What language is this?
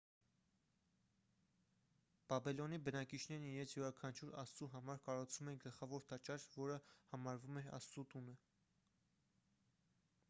Armenian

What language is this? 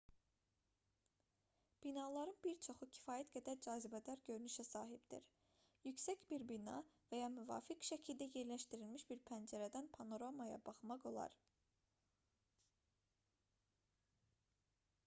Azerbaijani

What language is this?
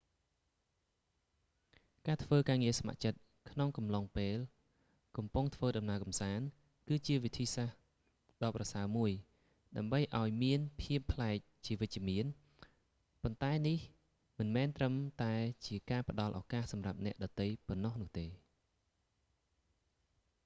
Khmer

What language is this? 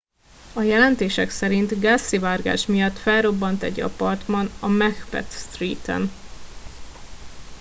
Hungarian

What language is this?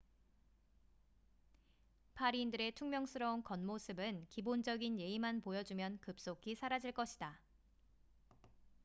Korean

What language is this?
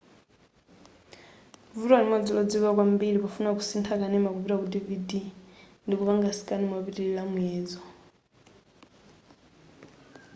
Nyanja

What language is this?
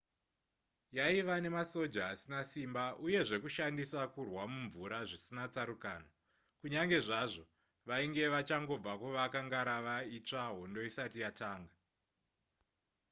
Shona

